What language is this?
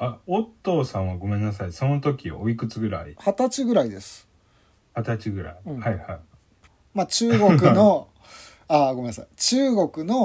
Japanese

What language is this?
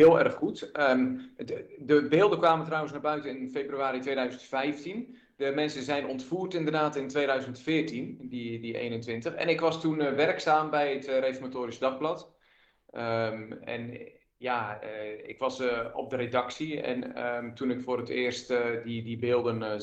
Dutch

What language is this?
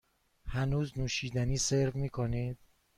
Persian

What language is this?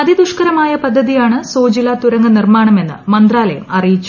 Malayalam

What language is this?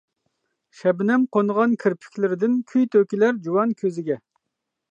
Uyghur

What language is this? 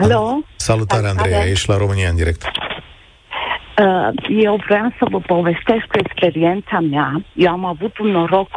Romanian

